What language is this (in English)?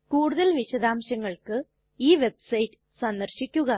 Malayalam